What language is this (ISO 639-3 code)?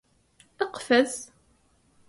ara